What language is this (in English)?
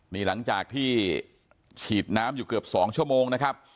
Thai